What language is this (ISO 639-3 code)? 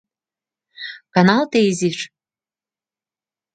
chm